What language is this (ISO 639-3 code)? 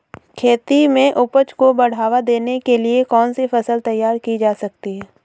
hin